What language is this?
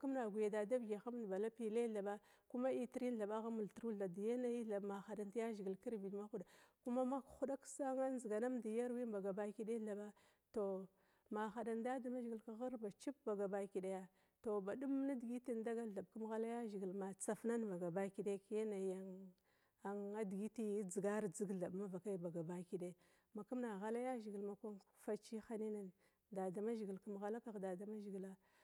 Glavda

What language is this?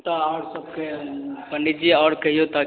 Maithili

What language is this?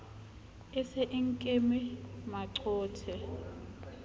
Southern Sotho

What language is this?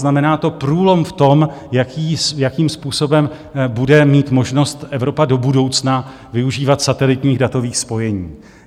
Czech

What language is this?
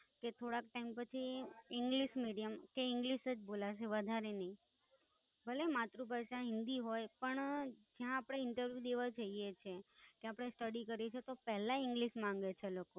Gujarati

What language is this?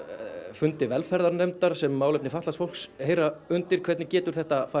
Icelandic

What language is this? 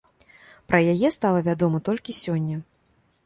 Belarusian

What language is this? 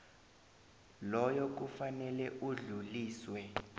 South Ndebele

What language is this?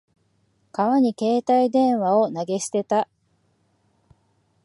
Japanese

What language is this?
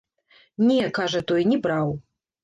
Belarusian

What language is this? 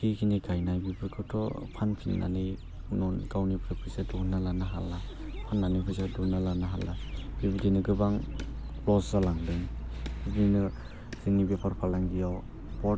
Bodo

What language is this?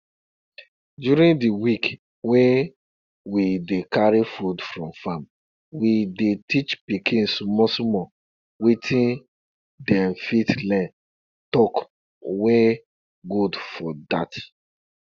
Nigerian Pidgin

